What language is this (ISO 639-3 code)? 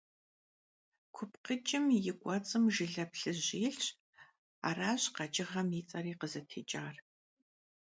kbd